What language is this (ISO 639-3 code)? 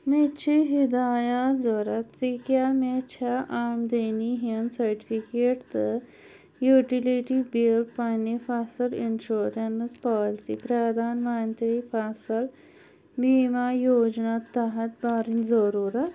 kas